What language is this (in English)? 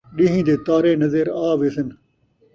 Saraiki